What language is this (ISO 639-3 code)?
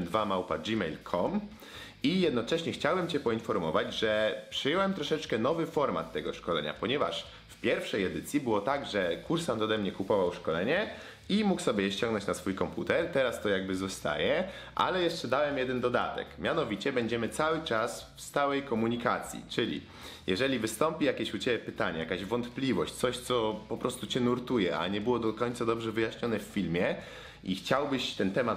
pol